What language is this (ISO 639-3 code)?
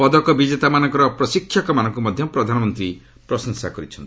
ori